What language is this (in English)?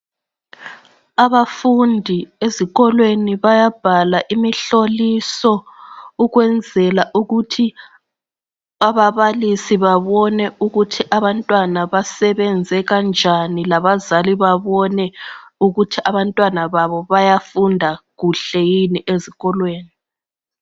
North Ndebele